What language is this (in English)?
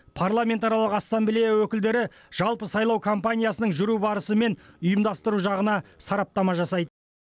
Kazakh